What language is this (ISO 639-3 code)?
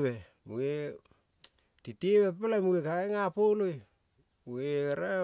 kol